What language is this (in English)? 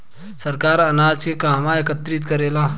Bhojpuri